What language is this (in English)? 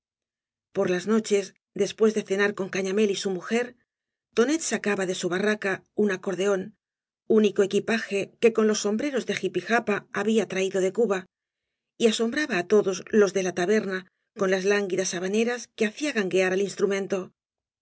Spanish